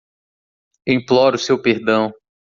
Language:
Portuguese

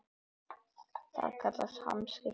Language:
Icelandic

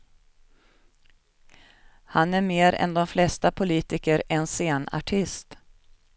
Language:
Swedish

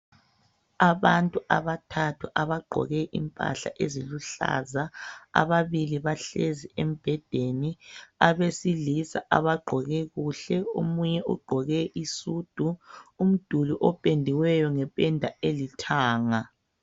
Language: North Ndebele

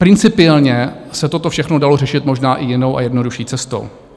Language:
Czech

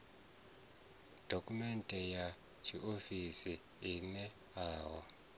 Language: Venda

